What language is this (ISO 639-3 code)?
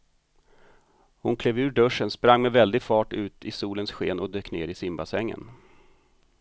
swe